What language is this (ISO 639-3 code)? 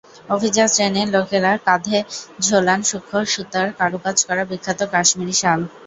ben